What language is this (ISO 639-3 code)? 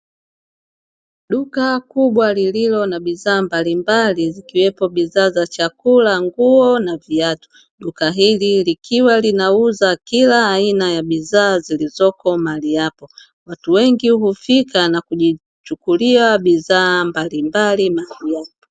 swa